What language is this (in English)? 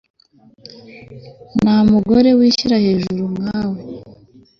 Kinyarwanda